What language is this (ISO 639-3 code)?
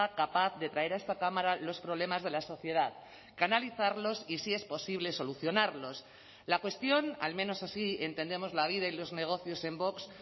spa